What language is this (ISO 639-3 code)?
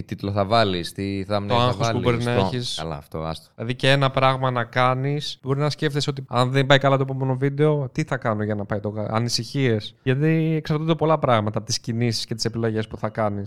ell